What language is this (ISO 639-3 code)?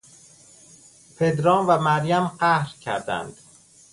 fas